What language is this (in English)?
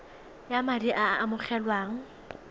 Tswana